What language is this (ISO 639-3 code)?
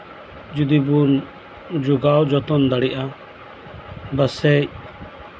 sat